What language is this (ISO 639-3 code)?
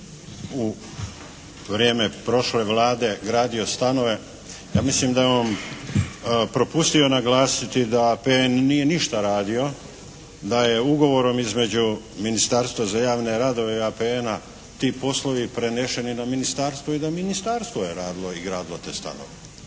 hrv